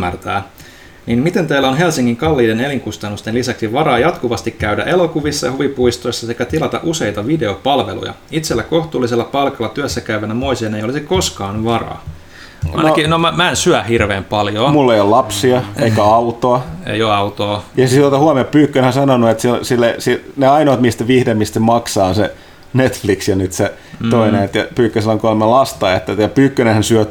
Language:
Finnish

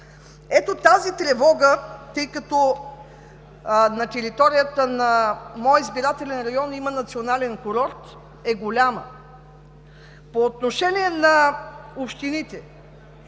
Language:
Bulgarian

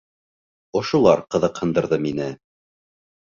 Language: Bashkir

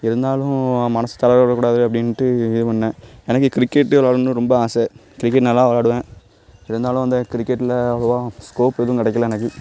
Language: Tamil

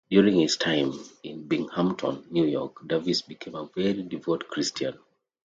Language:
English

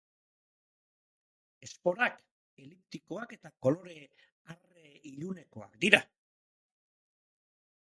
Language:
Basque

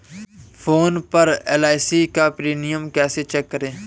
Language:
Hindi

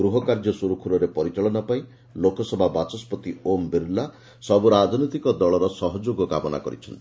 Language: Odia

